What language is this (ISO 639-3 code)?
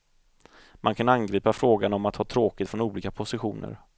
swe